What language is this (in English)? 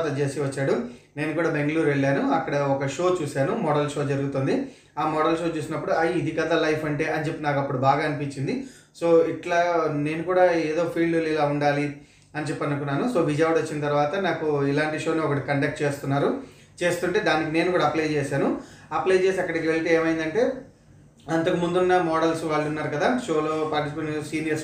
Telugu